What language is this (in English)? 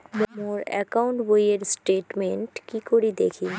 Bangla